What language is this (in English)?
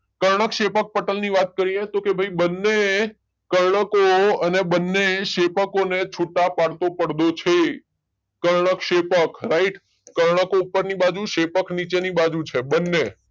Gujarati